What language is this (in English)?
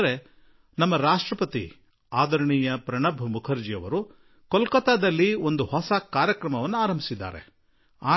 Kannada